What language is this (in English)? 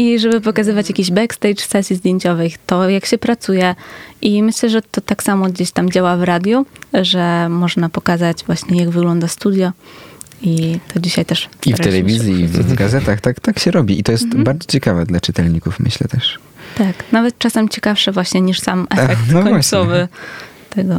Polish